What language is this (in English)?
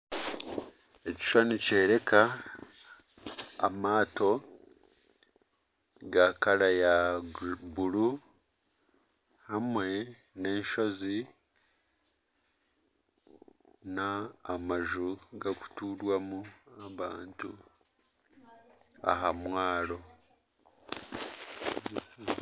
Nyankole